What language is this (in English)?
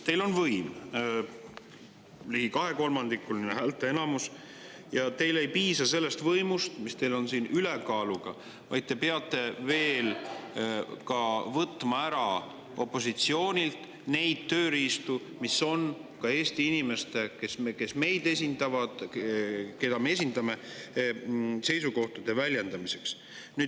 Estonian